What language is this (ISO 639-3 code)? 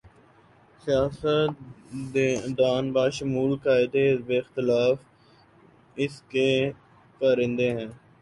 urd